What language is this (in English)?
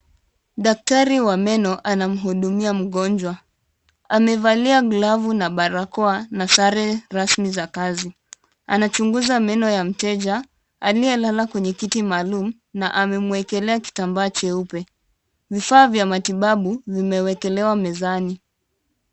Swahili